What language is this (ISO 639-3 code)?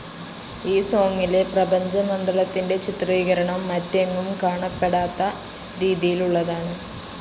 mal